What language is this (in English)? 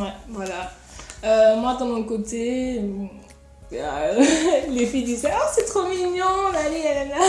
French